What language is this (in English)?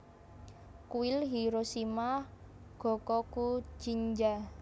Javanese